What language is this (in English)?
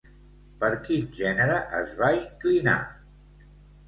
Catalan